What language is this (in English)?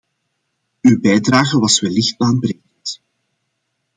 Dutch